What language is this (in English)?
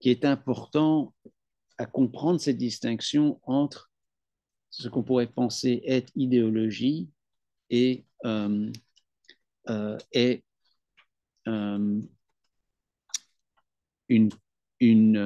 French